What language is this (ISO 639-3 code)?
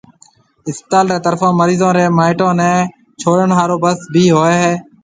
mve